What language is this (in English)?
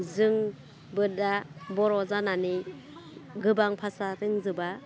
Bodo